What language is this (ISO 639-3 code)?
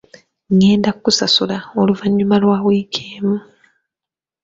lug